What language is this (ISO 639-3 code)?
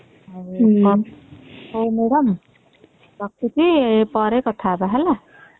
ori